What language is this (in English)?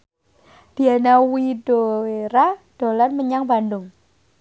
Javanese